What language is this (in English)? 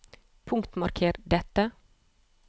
Norwegian